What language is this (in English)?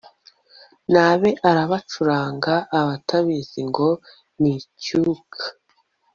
Kinyarwanda